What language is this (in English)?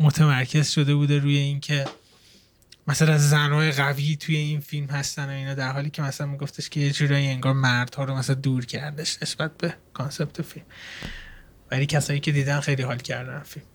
Persian